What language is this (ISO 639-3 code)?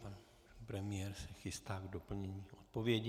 ces